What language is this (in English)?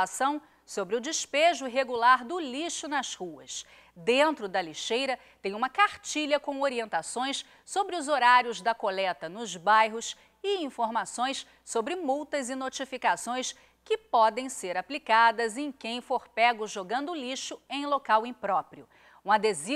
Portuguese